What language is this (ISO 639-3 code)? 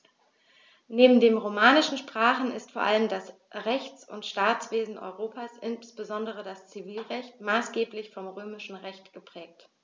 deu